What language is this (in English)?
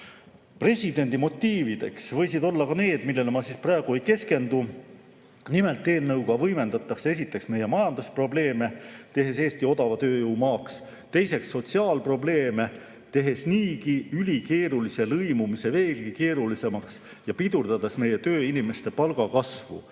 Estonian